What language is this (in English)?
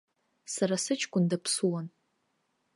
Abkhazian